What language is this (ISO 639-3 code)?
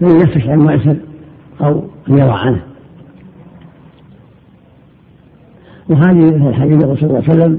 ara